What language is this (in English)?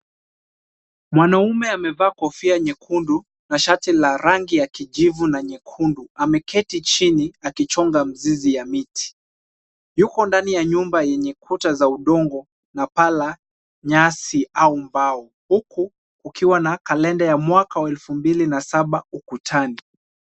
Swahili